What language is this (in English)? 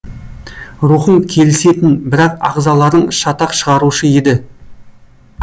Kazakh